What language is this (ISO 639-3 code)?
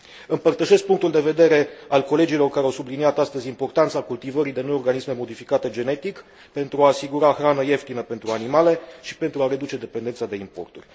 ron